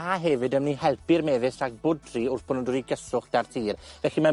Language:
Welsh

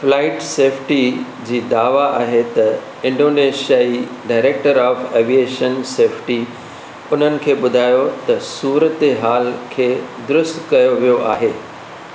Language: Sindhi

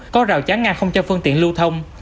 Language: Vietnamese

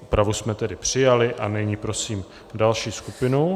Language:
Czech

